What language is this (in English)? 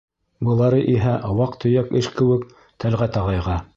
Bashkir